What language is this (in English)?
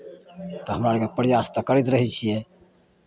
Maithili